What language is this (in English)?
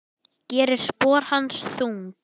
Icelandic